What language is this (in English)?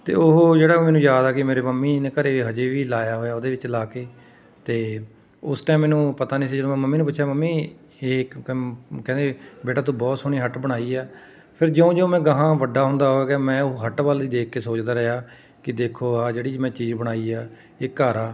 Punjabi